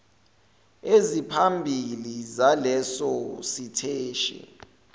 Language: Zulu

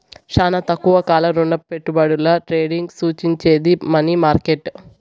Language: Telugu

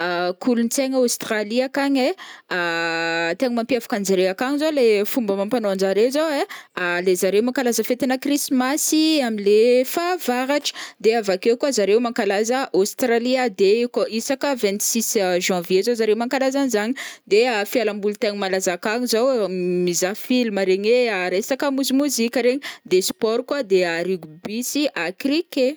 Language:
Northern Betsimisaraka Malagasy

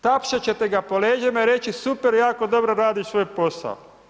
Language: Croatian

